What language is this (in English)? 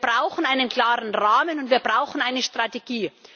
German